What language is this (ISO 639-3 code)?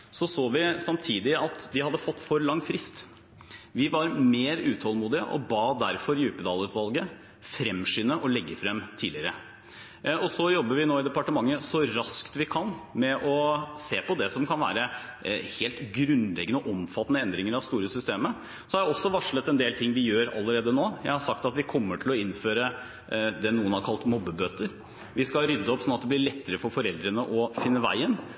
nob